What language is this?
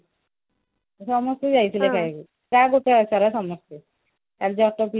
Odia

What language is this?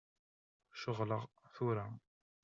Kabyle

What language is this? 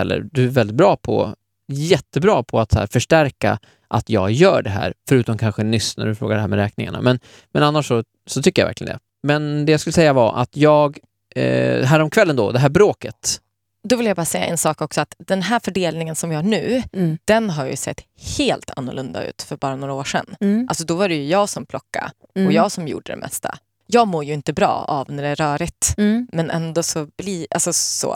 Swedish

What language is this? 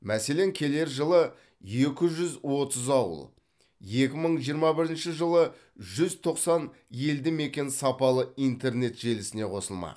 Kazakh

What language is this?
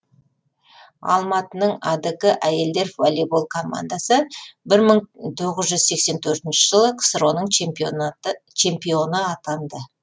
Kazakh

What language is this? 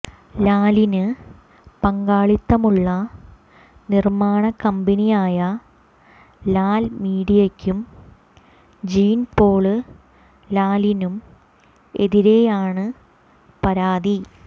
Malayalam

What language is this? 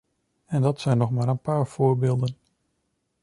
Dutch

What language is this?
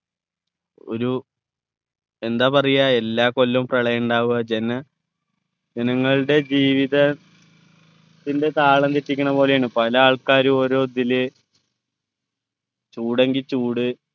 Malayalam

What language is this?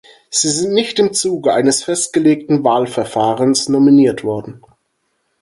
German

